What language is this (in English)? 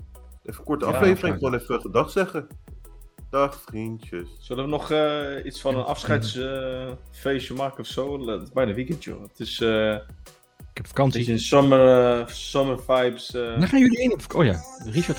Dutch